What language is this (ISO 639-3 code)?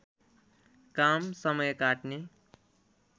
nep